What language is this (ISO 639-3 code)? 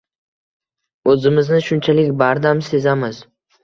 uzb